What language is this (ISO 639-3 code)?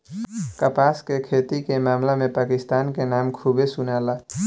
bho